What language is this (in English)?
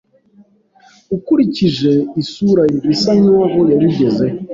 Kinyarwanda